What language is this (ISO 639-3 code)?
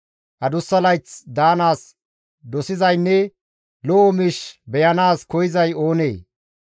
gmv